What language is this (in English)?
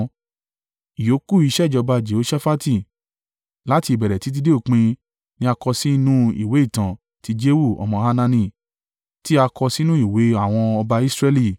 Yoruba